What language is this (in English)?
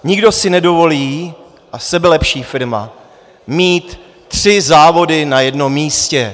Czech